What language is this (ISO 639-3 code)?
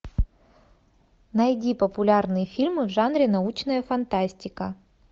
rus